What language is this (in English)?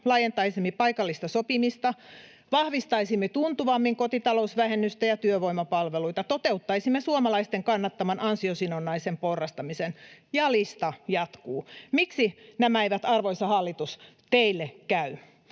Finnish